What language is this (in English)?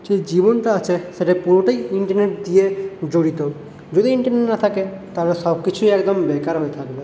Bangla